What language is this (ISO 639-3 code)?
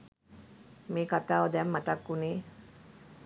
sin